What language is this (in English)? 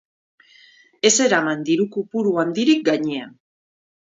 Basque